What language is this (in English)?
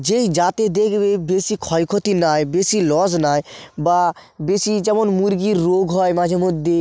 Bangla